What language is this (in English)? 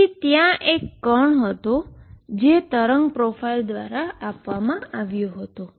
Gujarati